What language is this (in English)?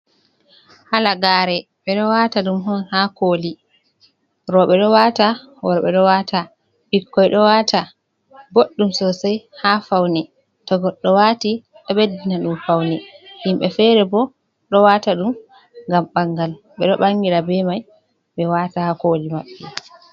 Fula